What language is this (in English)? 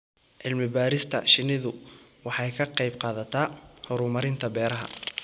Somali